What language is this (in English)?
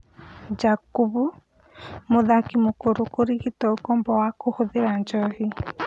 Kikuyu